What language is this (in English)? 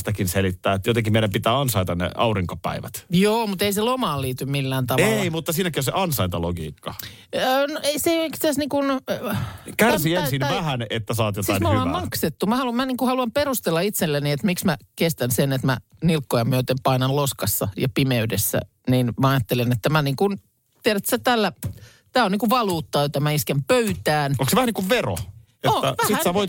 Finnish